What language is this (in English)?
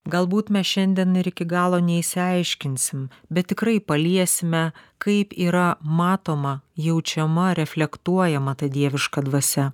Lithuanian